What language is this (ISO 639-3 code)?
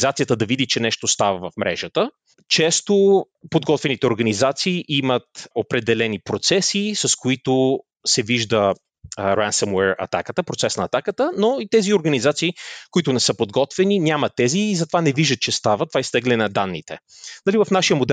bul